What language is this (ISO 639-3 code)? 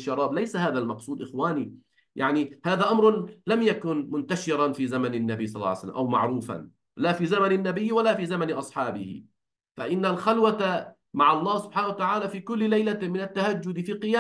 ara